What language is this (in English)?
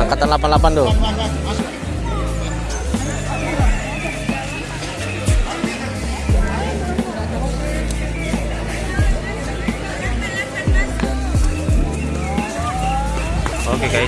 Indonesian